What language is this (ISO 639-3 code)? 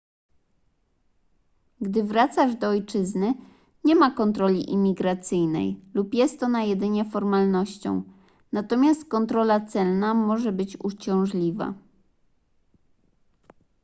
pol